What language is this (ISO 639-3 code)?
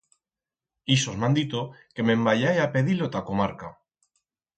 arg